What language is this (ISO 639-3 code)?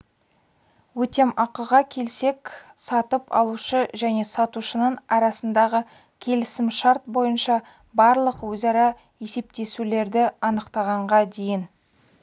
kaz